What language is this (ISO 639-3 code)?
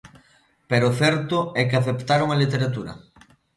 glg